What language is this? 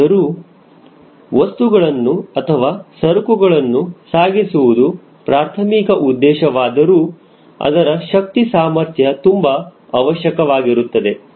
Kannada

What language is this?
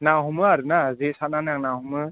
Bodo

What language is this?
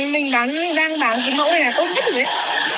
Vietnamese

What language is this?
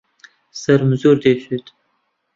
Central Kurdish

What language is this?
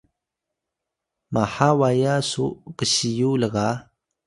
Atayal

